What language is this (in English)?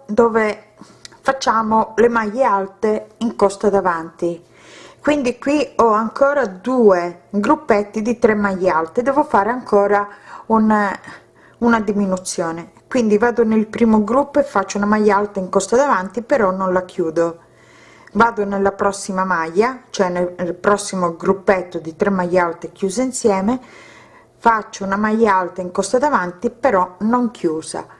Italian